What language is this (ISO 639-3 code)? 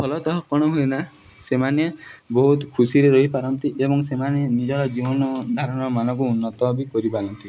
ori